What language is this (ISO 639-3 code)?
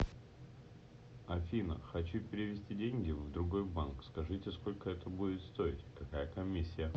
rus